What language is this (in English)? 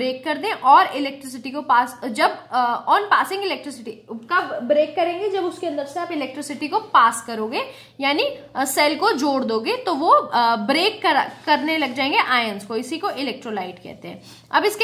Hindi